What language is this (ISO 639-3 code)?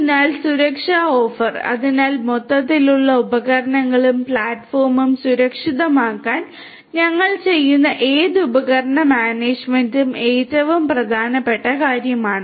mal